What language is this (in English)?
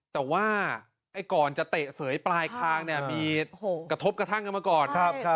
Thai